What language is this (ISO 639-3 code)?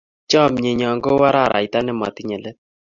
kln